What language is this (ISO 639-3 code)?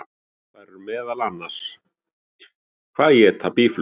isl